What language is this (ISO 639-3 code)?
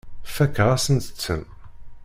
kab